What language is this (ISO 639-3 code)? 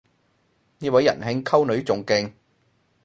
yue